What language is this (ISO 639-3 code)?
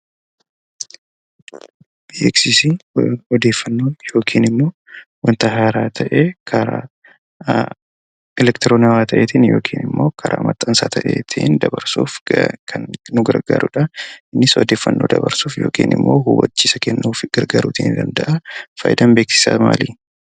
orm